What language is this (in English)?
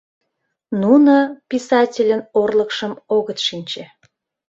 Mari